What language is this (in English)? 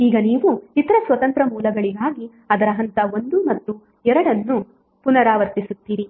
Kannada